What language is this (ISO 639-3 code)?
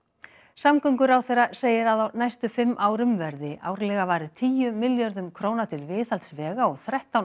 isl